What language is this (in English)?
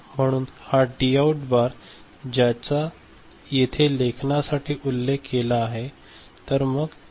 Marathi